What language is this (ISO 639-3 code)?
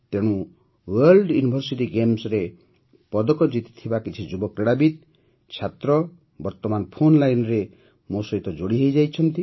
ori